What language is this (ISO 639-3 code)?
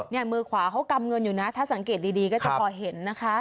tha